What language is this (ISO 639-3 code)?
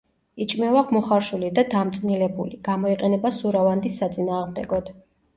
kat